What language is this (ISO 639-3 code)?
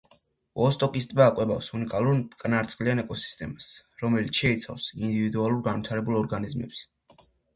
kat